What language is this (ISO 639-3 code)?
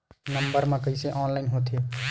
hne